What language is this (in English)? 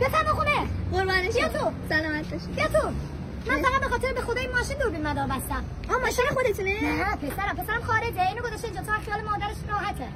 Persian